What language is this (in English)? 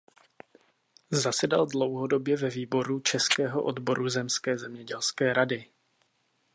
Czech